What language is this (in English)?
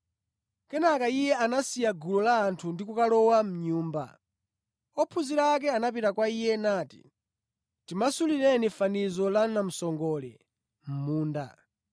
Nyanja